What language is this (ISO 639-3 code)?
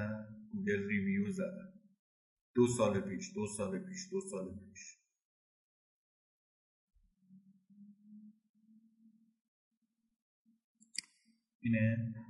fas